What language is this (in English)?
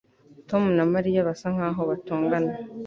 Kinyarwanda